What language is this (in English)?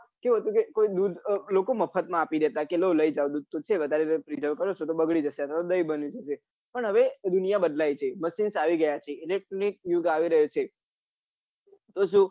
Gujarati